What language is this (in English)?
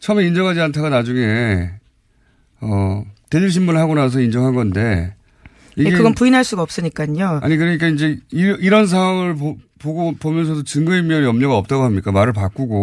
Korean